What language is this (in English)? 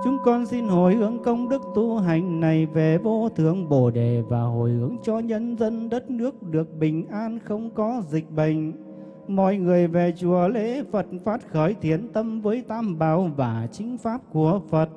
Vietnamese